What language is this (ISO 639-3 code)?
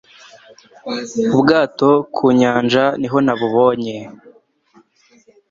kin